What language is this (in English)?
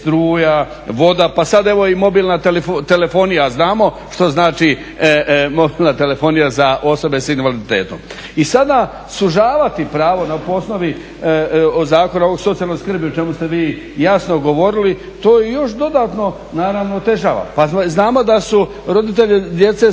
Croatian